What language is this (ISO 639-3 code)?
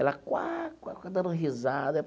por